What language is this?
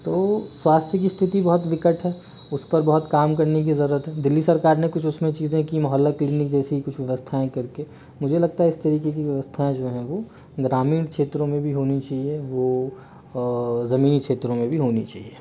Hindi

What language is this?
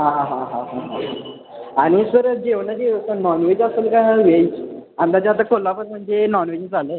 Marathi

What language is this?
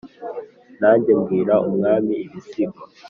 Kinyarwanda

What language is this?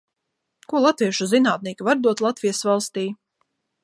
Latvian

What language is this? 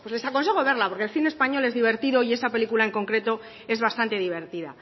Spanish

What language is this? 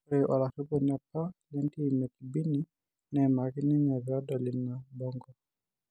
Masai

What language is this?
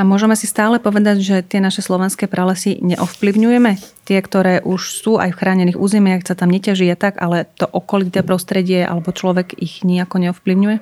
Slovak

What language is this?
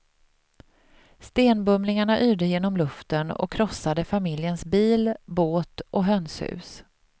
Swedish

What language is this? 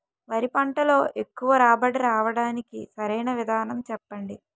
Telugu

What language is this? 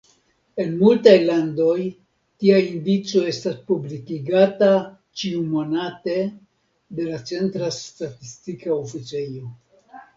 Esperanto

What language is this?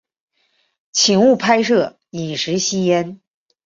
Chinese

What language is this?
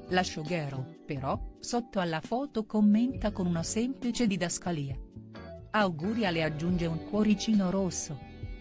Italian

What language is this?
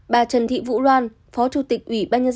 Vietnamese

